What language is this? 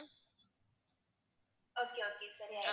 Tamil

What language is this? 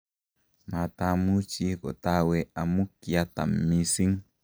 Kalenjin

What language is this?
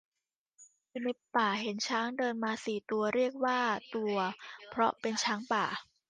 Thai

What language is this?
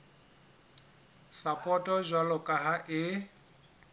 Southern Sotho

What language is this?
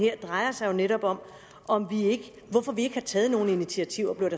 Danish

